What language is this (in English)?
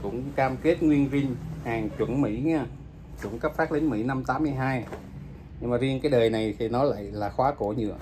Vietnamese